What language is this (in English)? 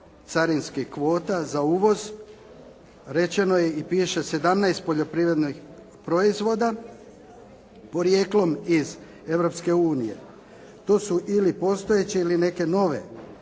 Croatian